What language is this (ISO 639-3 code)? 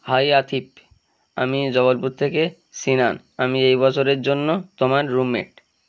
ben